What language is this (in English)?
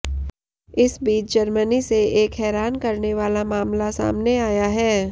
Hindi